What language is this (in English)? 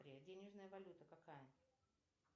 Russian